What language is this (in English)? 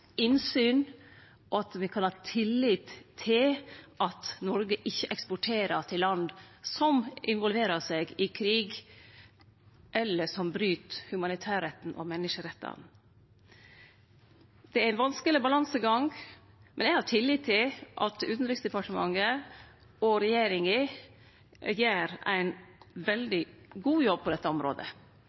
Norwegian Nynorsk